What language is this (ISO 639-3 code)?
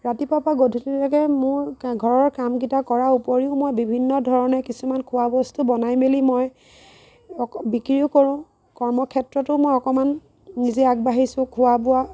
asm